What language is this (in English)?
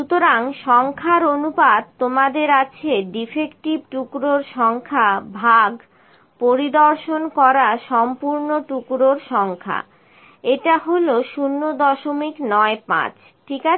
Bangla